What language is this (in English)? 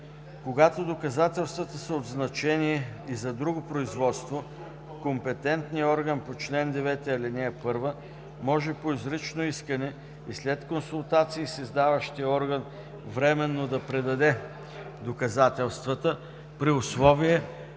Bulgarian